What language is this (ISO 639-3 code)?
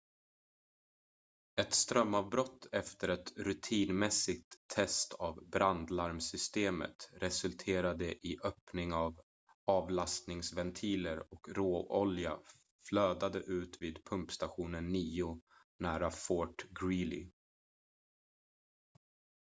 swe